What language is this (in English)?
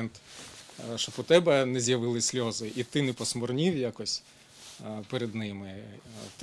Ukrainian